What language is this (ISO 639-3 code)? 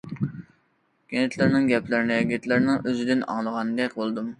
uig